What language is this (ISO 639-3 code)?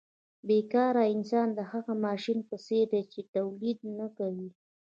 pus